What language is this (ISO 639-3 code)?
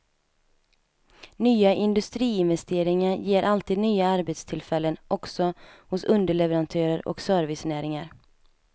swe